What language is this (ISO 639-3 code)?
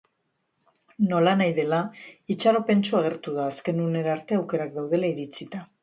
eus